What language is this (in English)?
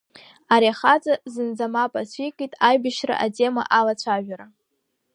Abkhazian